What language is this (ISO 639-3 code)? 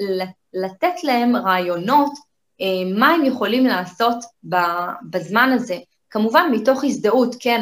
heb